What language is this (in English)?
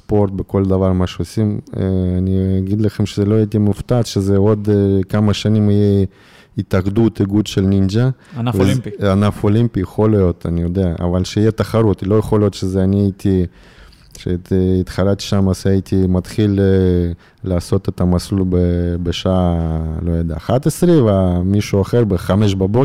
Hebrew